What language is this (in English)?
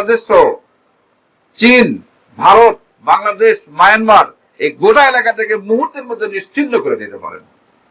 Bangla